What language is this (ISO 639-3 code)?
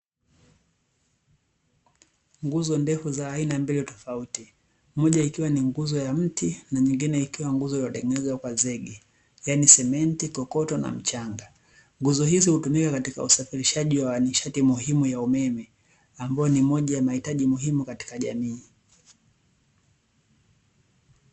swa